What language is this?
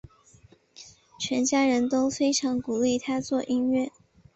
Chinese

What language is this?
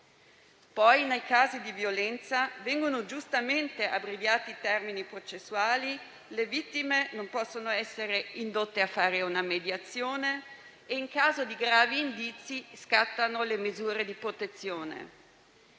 Italian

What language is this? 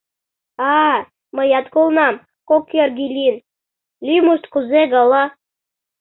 Mari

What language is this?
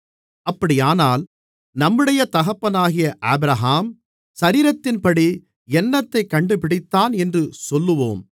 Tamil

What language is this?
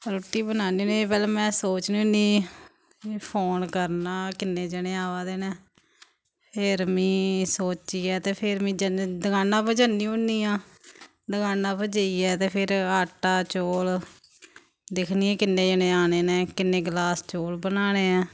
Dogri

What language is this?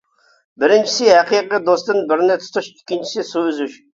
Uyghur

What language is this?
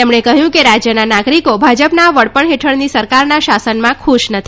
Gujarati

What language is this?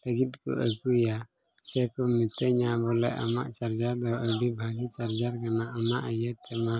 Santali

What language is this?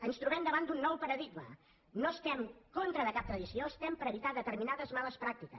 Catalan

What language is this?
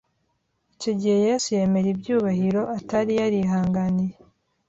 Kinyarwanda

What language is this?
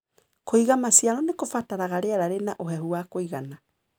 Kikuyu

